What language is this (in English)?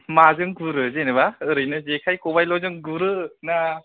Bodo